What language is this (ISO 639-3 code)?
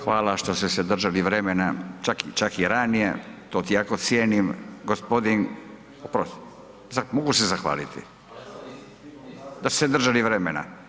hrv